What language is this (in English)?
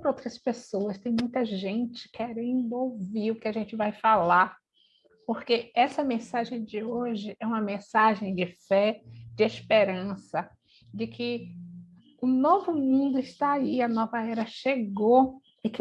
Portuguese